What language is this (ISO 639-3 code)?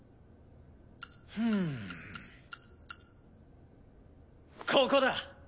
jpn